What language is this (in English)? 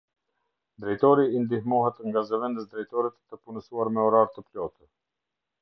Albanian